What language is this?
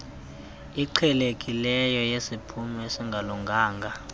Xhosa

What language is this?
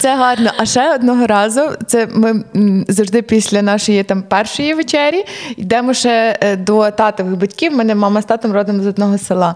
Ukrainian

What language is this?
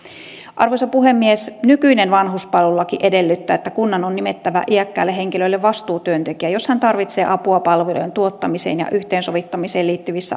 Finnish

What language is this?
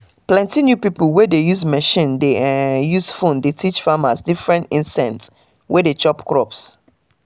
Nigerian Pidgin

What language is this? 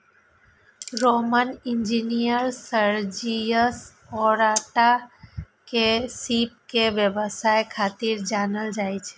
Maithili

